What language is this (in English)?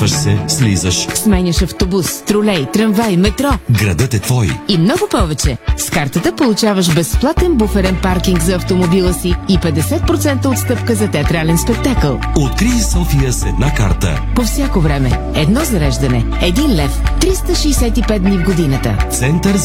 Bulgarian